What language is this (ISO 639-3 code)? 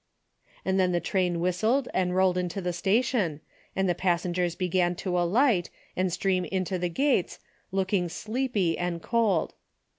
eng